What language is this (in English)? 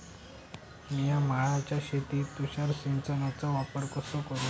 Marathi